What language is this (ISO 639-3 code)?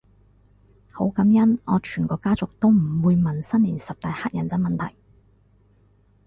yue